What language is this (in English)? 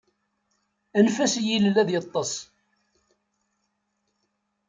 Kabyle